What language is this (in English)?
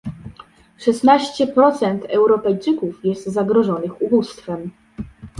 Polish